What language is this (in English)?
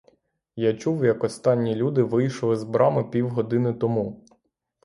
Ukrainian